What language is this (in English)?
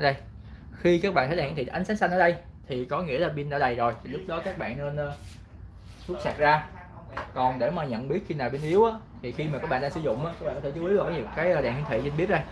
Vietnamese